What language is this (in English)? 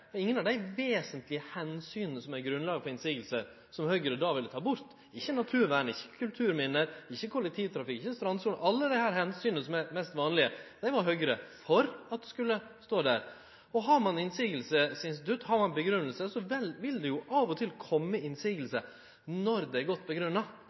Norwegian Nynorsk